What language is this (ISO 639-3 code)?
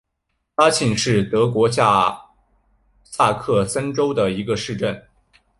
zho